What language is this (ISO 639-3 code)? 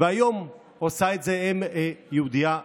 heb